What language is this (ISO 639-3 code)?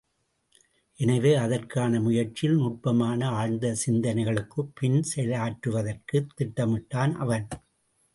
tam